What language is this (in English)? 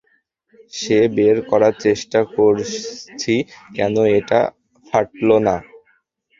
Bangla